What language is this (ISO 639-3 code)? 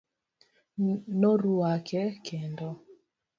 luo